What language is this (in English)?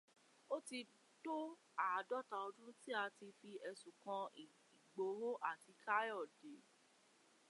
Yoruba